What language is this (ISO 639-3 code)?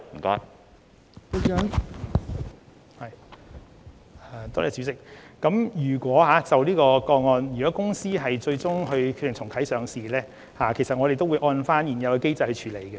yue